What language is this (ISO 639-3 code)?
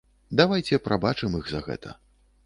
bel